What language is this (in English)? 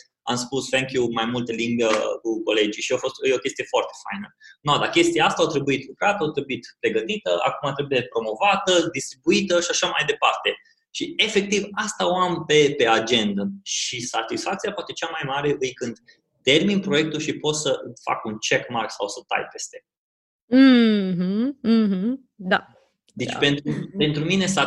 Romanian